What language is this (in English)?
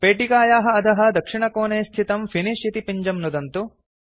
Sanskrit